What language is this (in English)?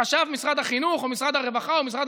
Hebrew